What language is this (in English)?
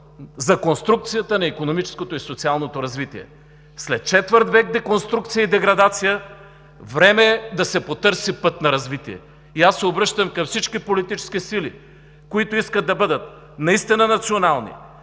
Bulgarian